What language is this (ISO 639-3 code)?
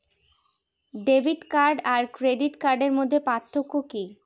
ben